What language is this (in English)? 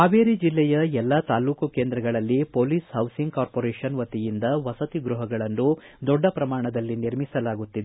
Kannada